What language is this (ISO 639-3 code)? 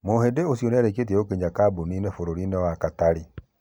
kik